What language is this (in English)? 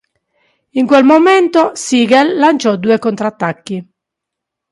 Italian